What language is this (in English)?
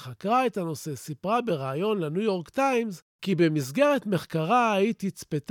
Hebrew